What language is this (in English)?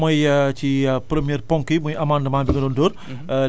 Wolof